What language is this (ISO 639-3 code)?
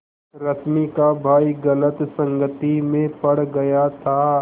hin